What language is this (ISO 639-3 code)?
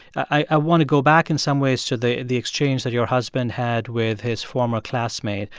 eng